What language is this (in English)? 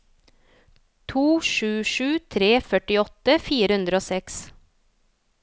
Norwegian